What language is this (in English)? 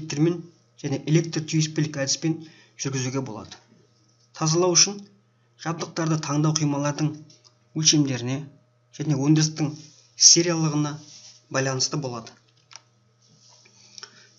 Turkish